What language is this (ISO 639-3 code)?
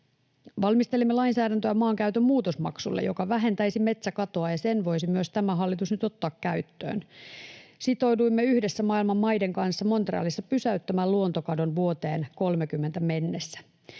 fin